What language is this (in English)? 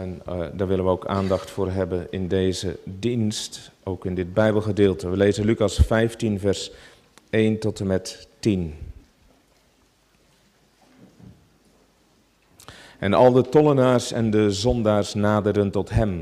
Dutch